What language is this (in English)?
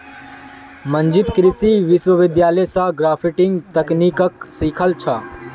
Magahi